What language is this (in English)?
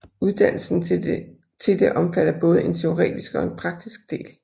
Danish